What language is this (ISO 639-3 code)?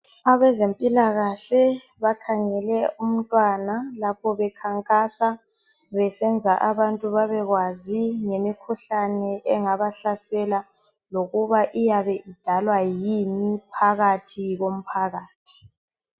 nde